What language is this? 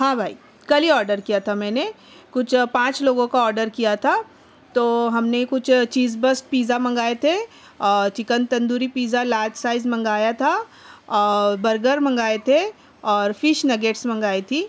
Urdu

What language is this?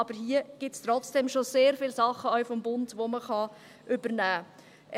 Swiss German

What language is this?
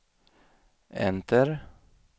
Swedish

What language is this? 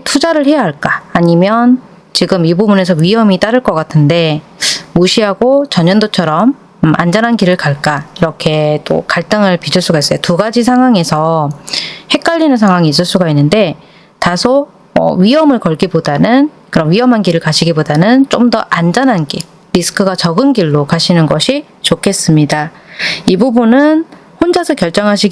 Korean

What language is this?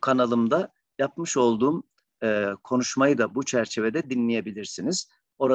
Turkish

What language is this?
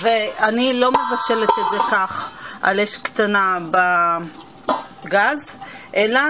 Hebrew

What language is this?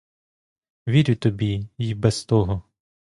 Ukrainian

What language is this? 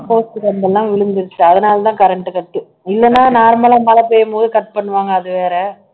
Tamil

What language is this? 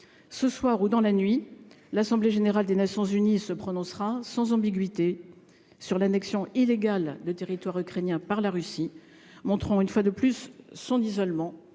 French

